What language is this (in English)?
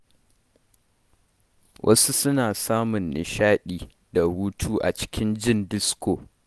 Hausa